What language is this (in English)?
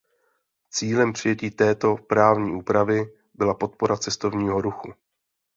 Czech